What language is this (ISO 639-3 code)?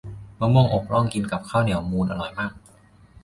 tha